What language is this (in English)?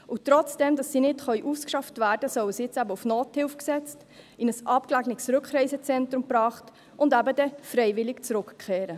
Swiss German